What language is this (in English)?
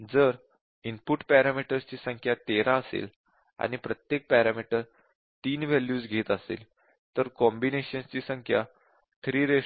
Marathi